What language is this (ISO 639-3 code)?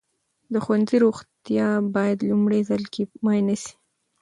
pus